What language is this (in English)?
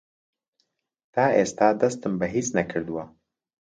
Central Kurdish